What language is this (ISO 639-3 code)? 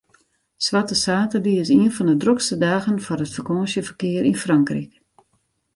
fry